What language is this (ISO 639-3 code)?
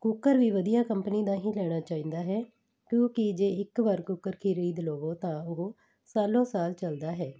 pan